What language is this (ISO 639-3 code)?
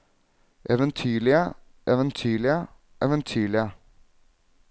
nor